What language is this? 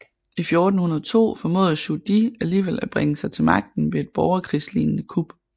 Danish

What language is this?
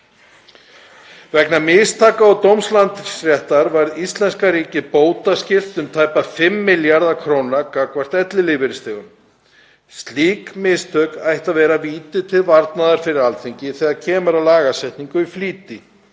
Icelandic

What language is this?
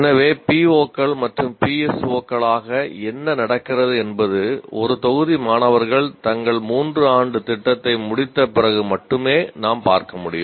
Tamil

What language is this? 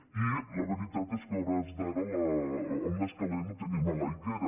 Catalan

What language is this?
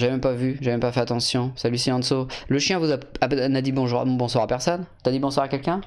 French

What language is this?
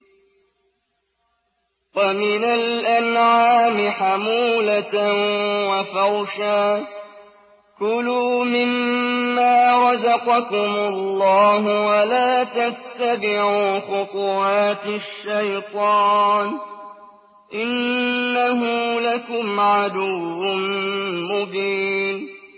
Arabic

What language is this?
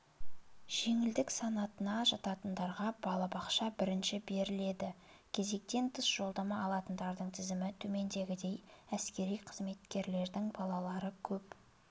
Kazakh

